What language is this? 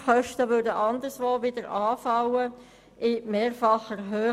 Swiss German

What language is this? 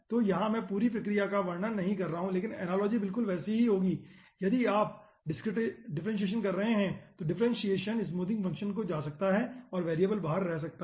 Hindi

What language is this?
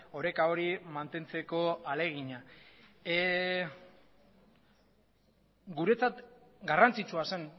Basque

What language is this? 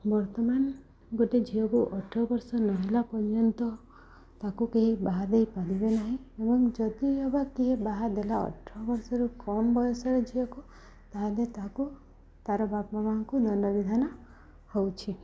Odia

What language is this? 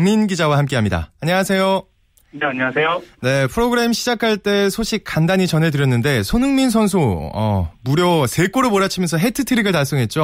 Korean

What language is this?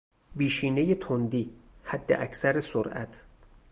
Persian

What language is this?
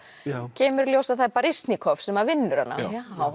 Icelandic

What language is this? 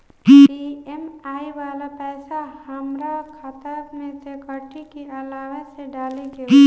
Bhojpuri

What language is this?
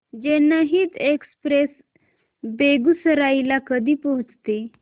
Marathi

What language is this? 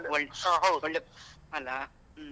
Kannada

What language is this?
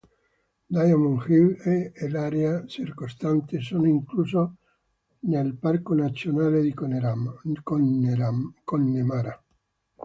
Italian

